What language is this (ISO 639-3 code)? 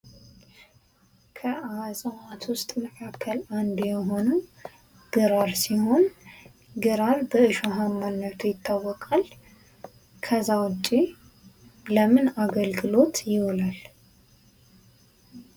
amh